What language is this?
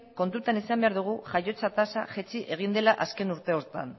Basque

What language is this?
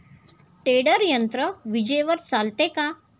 Marathi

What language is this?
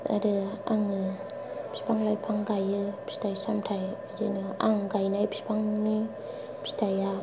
Bodo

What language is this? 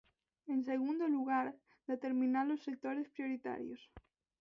Galician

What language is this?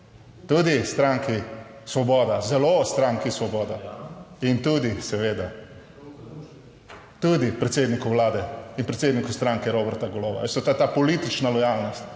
Slovenian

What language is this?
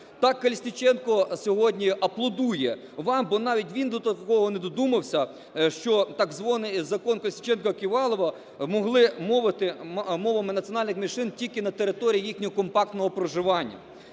Ukrainian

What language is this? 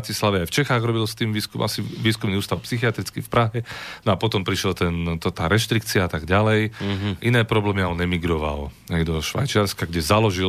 Slovak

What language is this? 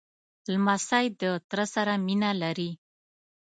Pashto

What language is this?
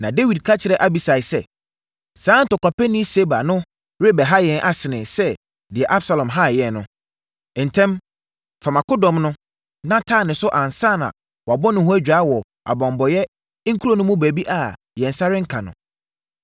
Akan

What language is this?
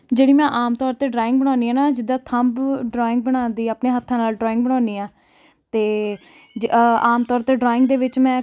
Punjabi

